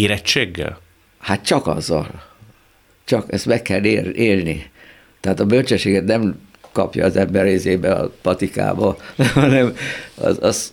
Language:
Hungarian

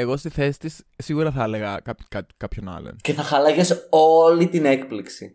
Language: Greek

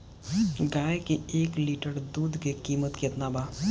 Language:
Bhojpuri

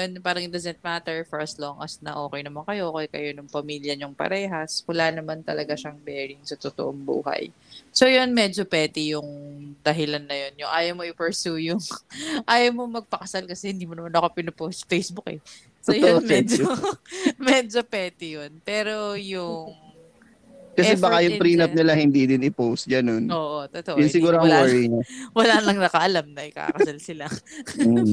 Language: Filipino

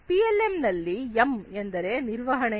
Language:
Kannada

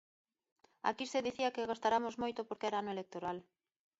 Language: Galician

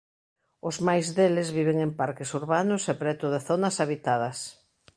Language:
Galician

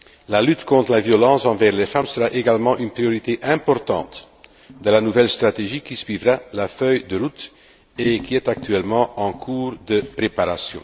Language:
French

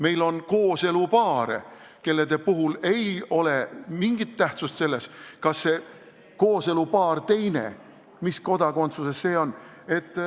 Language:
Estonian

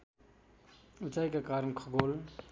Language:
Nepali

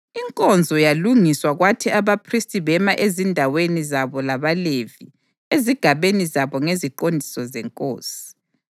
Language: North Ndebele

